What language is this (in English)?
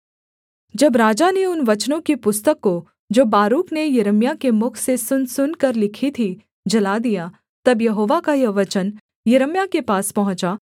Hindi